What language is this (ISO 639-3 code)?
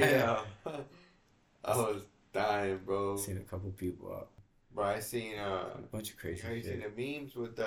eng